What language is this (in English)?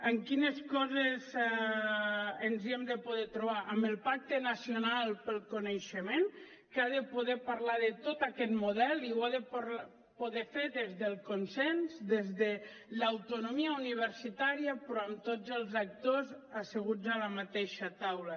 Catalan